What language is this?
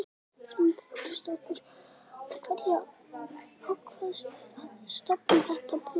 Icelandic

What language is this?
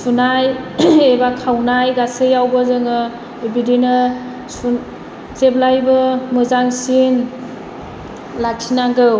Bodo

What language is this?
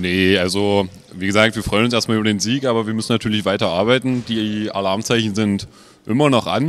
German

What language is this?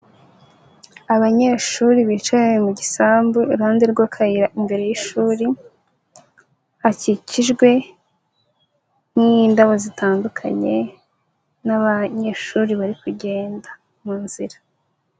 Kinyarwanda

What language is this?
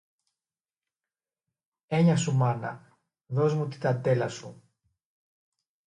Greek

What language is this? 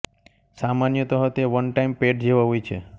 Gujarati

